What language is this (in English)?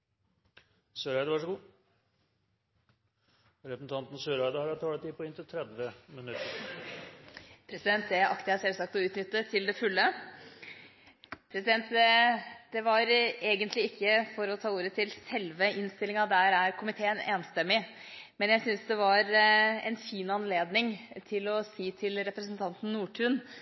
Norwegian Bokmål